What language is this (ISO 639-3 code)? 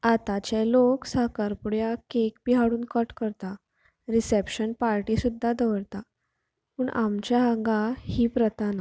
kok